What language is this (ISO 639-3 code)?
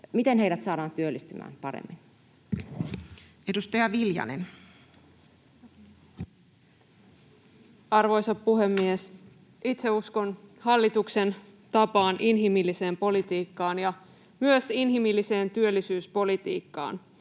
fin